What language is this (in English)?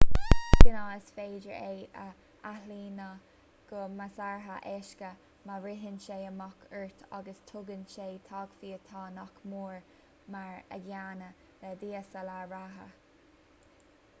Irish